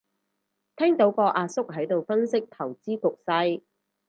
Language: Cantonese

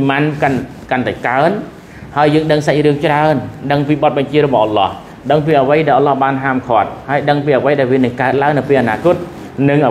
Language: Thai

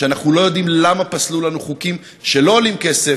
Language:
Hebrew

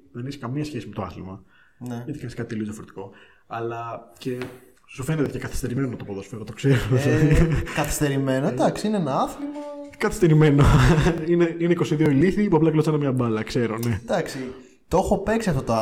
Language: Greek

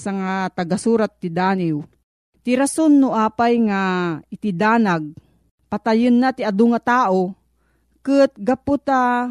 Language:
Filipino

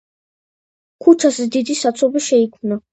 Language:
Georgian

